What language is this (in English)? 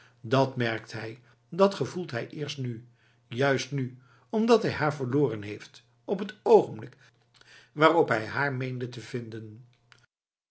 Dutch